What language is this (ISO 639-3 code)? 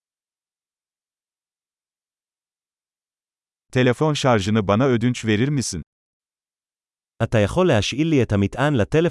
tur